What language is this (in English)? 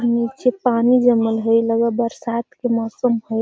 Magahi